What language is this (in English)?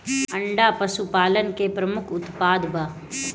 Bhojpuri